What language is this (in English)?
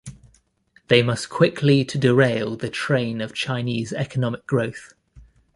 English